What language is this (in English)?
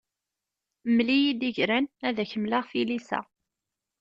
Kabyle